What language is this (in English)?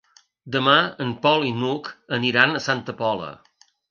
Catalan